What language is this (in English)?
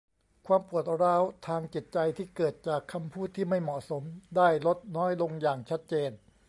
Thai